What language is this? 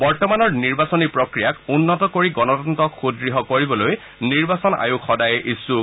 Assamese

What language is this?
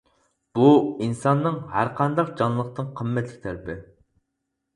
Uyghur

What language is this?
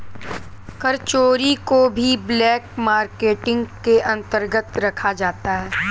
Hindi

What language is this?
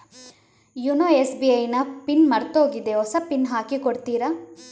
Kannada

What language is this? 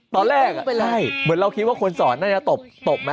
Thai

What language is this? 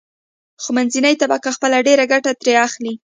Pashto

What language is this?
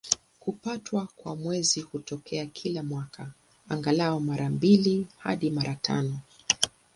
Swahili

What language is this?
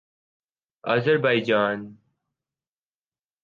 Urdu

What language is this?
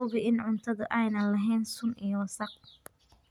Somali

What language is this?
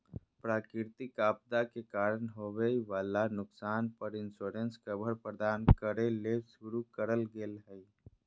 Magahi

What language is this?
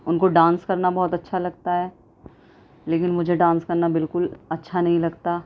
Urdu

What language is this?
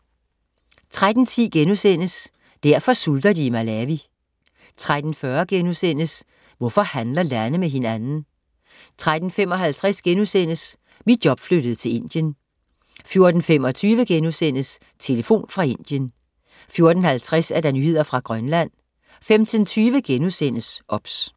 Danish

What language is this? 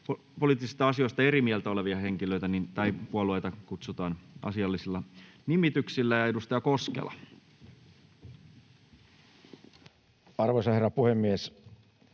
Finnish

